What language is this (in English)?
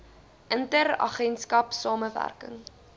Afrikaans